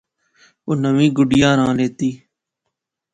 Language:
Pahari-Potwari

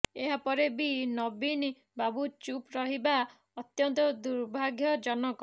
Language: Odia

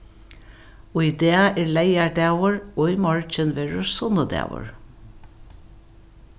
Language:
Faroese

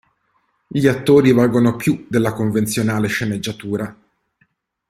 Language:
Italian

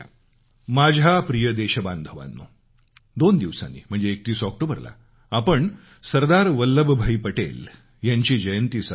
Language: Marathi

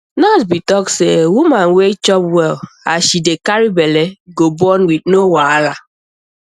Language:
Nigerian Pidgin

